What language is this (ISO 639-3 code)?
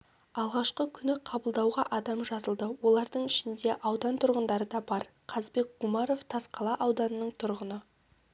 kaz